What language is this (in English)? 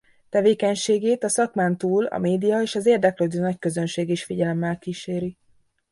Hungarian